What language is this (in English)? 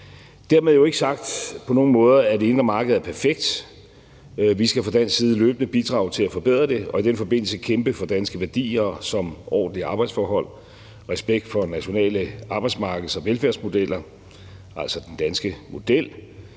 Danish